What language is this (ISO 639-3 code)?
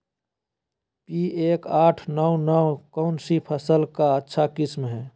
mag